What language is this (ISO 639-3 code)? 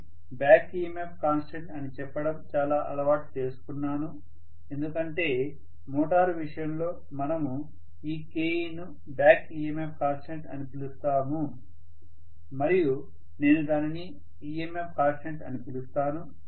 tel